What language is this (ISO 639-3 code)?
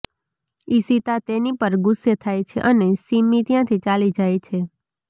guj